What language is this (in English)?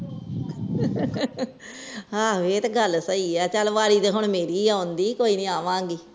Punjabi